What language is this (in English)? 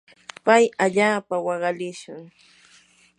Yanahuanca Pasco Quechua